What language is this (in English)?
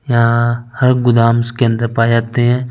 Hindi